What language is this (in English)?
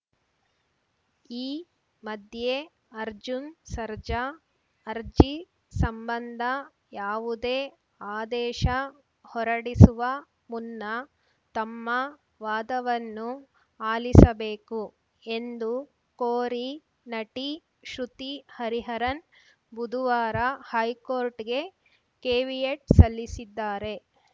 Kannada